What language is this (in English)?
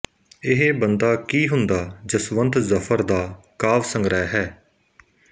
Punjabi